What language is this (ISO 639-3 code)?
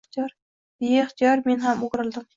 uzb